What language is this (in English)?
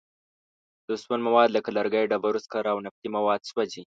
Pashto